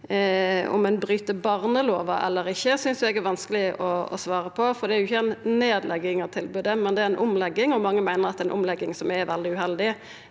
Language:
Norwegian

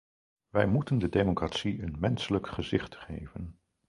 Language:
Dutch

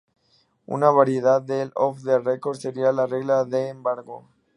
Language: Spanish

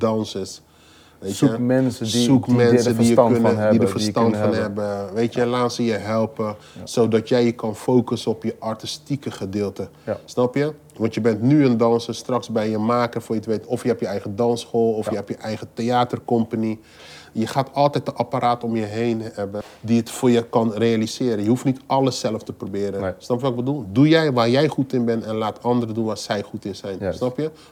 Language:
Dutch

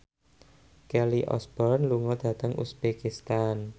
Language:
Javanese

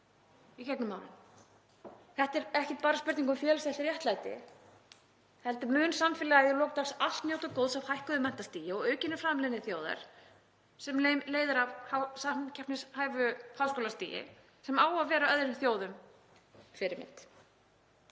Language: Icelandic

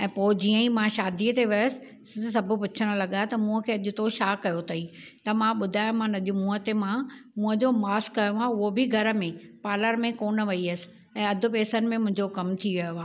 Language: Sindhi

